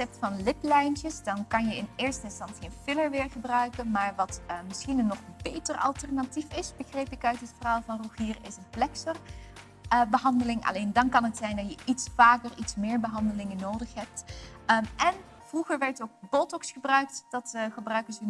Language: Dutch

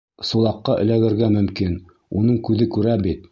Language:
Bashkir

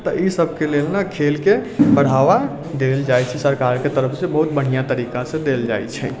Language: Maithili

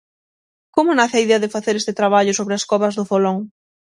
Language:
Galician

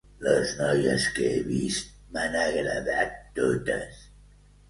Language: Catalan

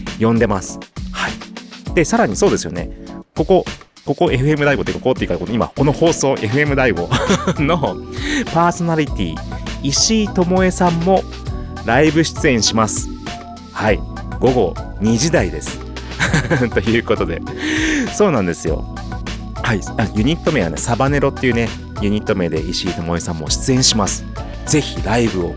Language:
Japanese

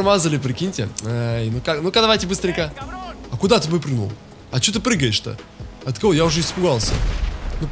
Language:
Russian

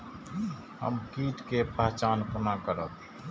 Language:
Maithili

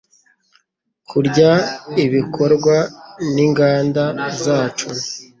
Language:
Kinyarwanda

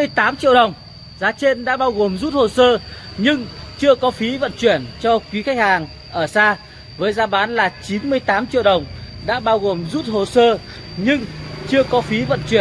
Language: Vietnamese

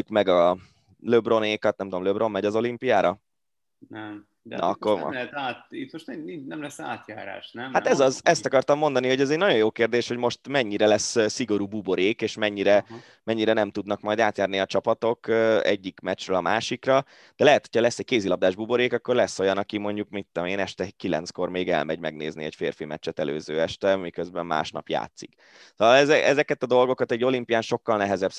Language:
Hungarian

